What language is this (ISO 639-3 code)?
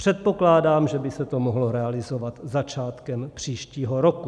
ces